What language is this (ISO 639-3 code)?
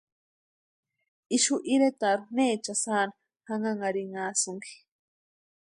pua